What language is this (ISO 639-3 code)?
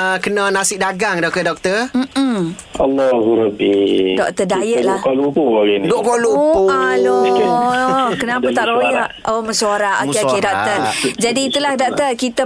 msa